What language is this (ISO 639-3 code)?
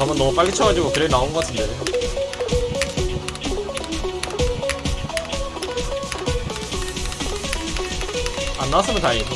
kor